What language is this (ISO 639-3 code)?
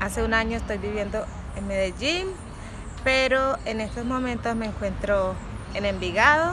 spa